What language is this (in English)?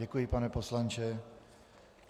Czech